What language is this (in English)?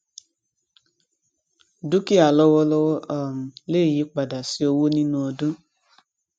Yoruba